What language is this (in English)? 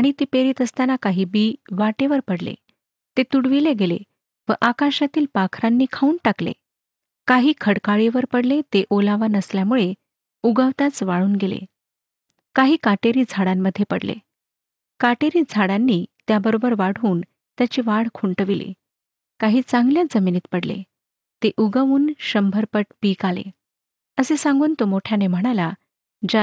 Marathi